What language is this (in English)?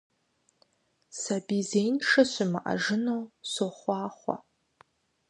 Kabardian